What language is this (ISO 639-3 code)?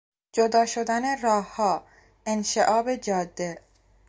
fas